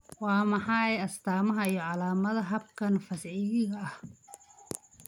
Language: Somali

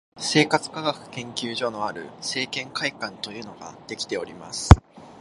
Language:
Japanese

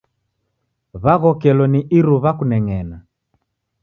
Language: Taita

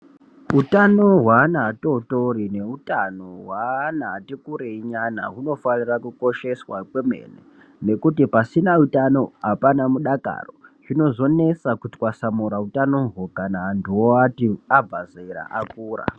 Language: Ndau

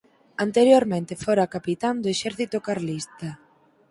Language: Galician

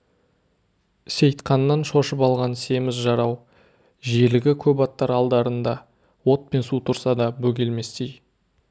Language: Kazakh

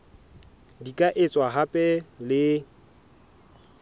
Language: Southern Sotho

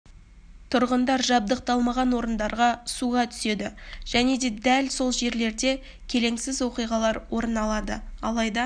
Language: Kazakh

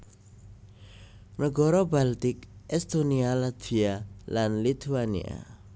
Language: Javanese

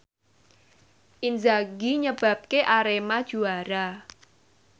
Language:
Javanese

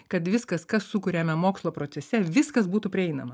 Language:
Lithuanian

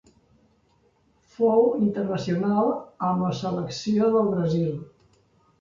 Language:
Catalan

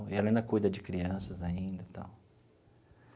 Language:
Portuguese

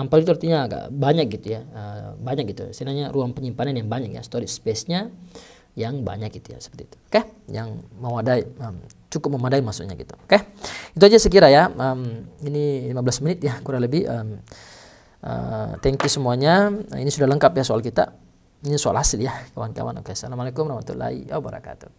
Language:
Indonesian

